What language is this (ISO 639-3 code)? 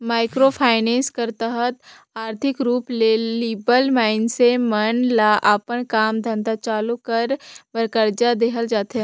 hne